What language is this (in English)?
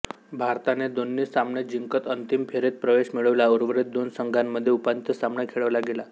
Marathi